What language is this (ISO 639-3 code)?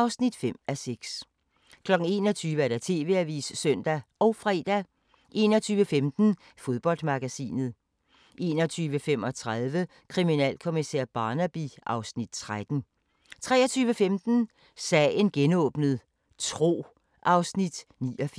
dan